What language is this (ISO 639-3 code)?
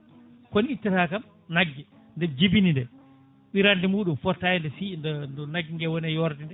ful